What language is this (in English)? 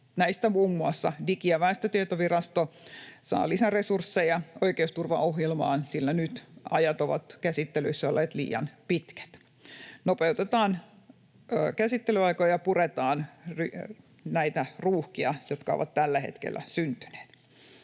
Finnish